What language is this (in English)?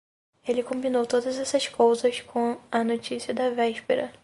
Portuguese